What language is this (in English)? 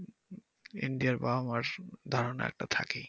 Bangla